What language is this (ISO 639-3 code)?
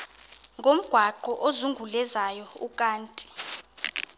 xho